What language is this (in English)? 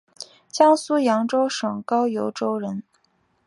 Chinese